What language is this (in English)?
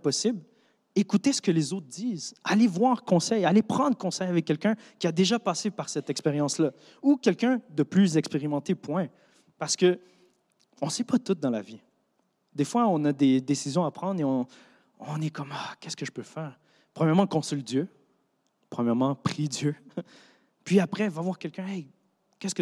French